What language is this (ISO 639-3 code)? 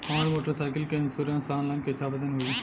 bho